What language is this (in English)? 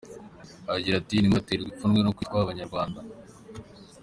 Kinyarwanda